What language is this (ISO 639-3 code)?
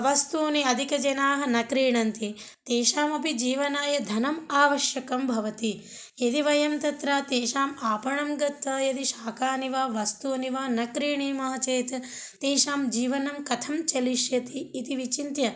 san